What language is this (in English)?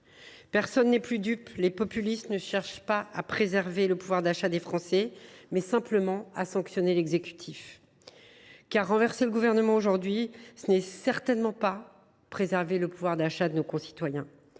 French